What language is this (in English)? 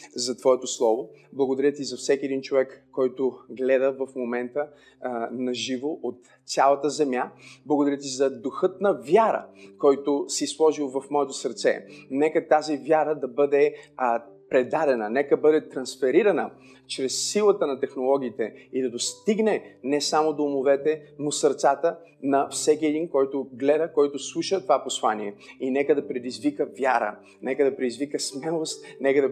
Bulgarian